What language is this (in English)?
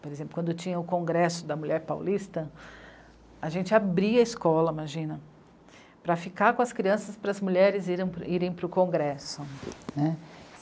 Portuguese